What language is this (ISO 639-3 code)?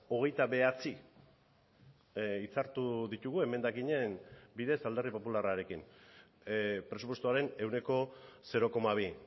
eus